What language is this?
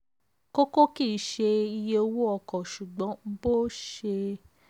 Yoruba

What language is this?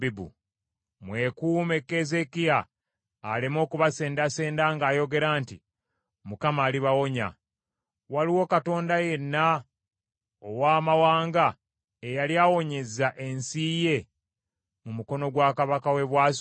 Ganda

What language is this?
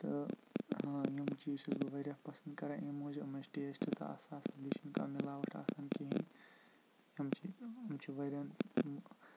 Kashmiri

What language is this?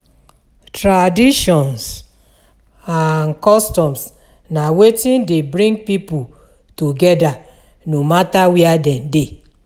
Nigerian Pidgin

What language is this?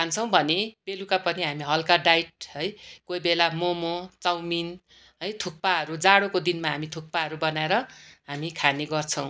Nepali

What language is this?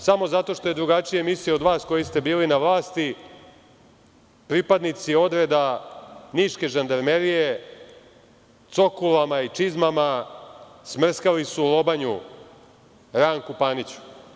Serbian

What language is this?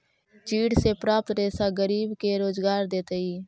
Magahi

